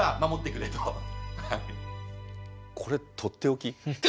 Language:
Japanese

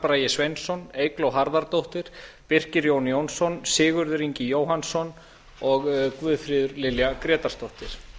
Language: Icelandic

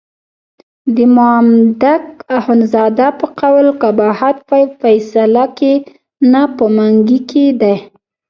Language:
Pashto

